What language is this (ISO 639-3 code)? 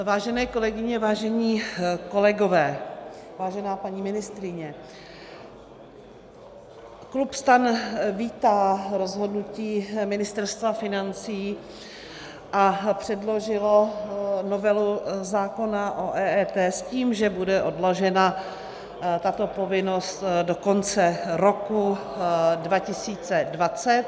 ces